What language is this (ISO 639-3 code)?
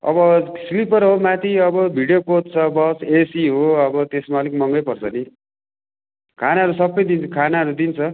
nep